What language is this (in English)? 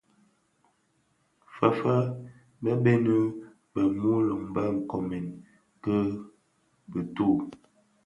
Bafia